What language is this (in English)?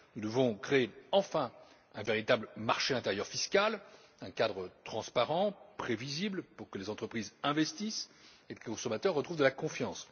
French